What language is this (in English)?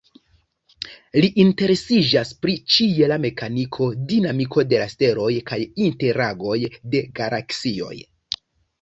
Esperanto